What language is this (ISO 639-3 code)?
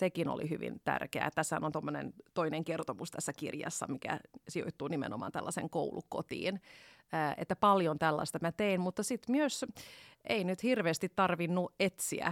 fin